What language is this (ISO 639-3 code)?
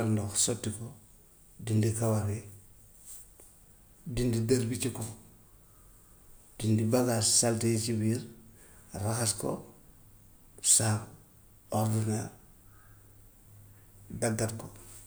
wof